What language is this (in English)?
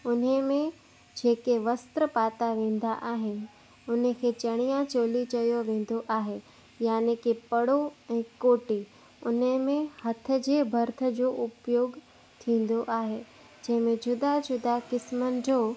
Sindhi